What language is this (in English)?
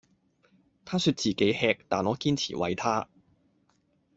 Cantonese